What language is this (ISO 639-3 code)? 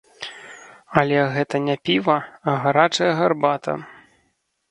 bel